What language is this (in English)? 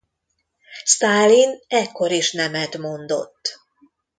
Hungarian